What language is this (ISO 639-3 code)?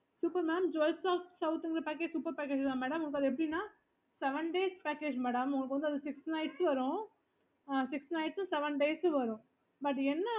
tam